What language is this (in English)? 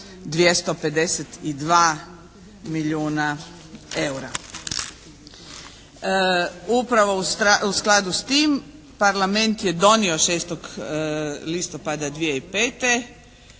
Croatian